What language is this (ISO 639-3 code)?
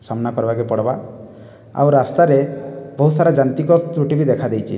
ori